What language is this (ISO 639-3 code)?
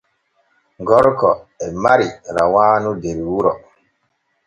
fue